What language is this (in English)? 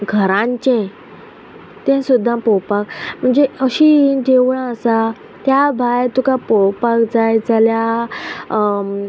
Konkani